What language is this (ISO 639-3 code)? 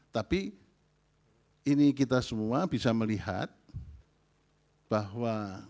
ind